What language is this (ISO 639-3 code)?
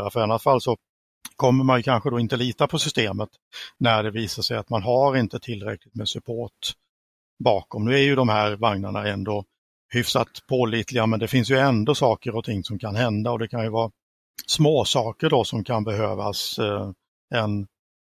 swe